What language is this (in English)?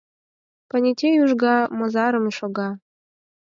Mari